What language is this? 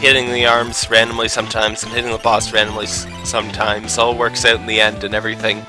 English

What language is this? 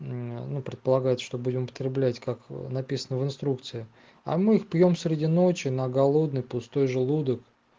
Russian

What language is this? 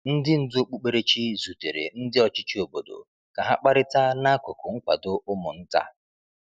Igbo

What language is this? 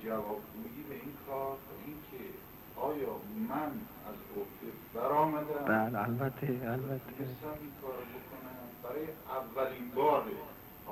Persian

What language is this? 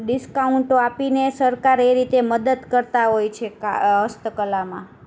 Gujarati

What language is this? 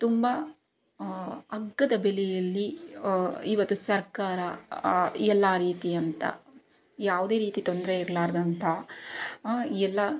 Kannada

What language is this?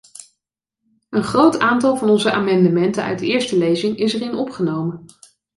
Dutch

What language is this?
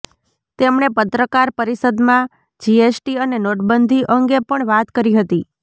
Gujarati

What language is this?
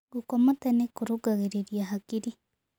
Kikuyu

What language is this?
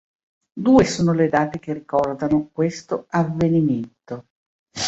Italian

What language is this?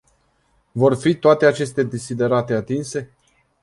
Romanian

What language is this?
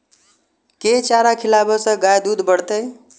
Maithili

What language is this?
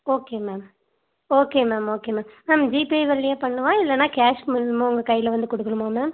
Tamil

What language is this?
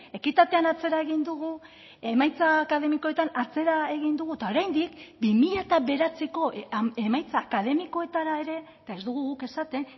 Basque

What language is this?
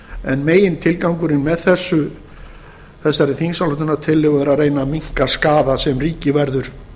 Icelandic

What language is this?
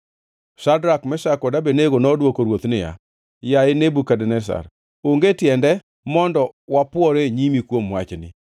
Luo (Kenya and Tanzania)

